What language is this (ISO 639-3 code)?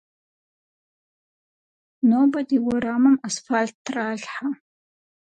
kbd